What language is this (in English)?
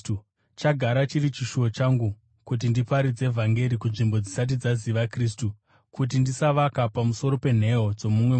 Shona